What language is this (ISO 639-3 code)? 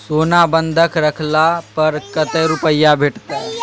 mai